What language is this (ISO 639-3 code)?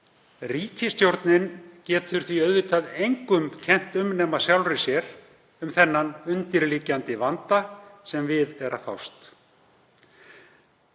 isl